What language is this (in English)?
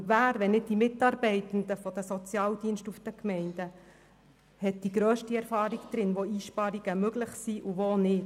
Swiss German